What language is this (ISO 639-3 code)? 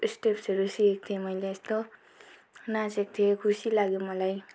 nep